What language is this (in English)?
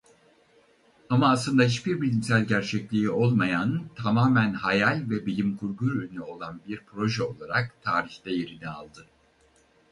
Turkish